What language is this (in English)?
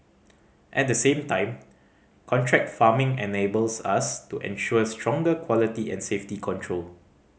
English